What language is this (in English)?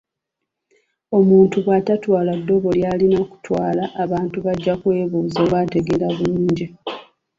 Ganda